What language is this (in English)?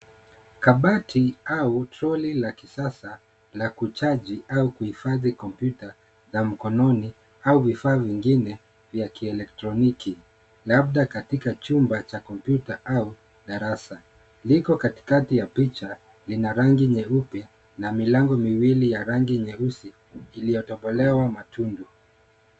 Swahili